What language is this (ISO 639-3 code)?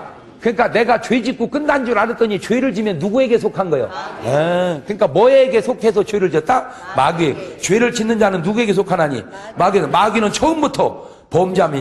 kor